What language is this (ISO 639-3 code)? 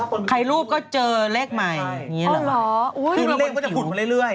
tha